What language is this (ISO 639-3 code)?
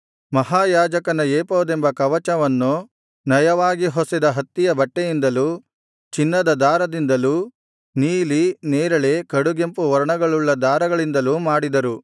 kan